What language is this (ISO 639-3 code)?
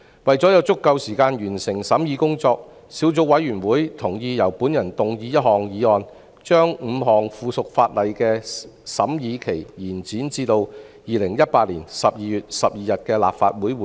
yue